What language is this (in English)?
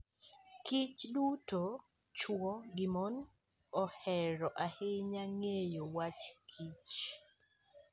Luo (Kenya and Tanzania)